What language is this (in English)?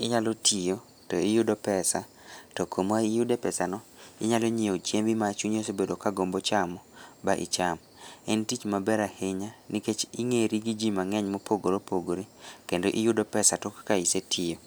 Luo (Kenya and Tanzania)